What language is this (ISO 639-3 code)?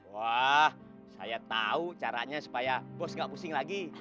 ind